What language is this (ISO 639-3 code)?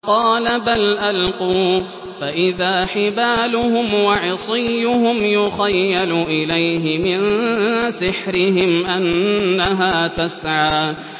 ara